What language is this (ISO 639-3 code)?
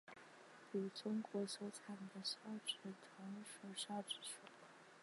zho